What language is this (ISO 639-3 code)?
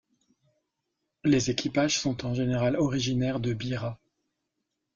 fra